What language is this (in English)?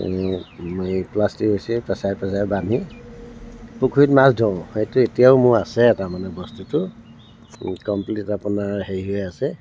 Assamese